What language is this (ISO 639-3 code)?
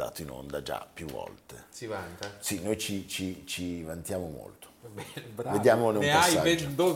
ita